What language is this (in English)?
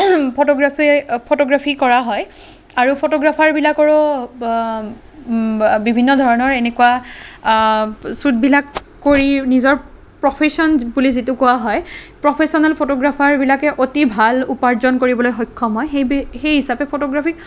Assamese